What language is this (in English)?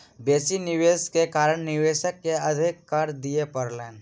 Maithili